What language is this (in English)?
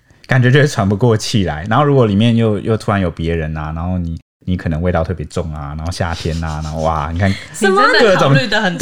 Chinese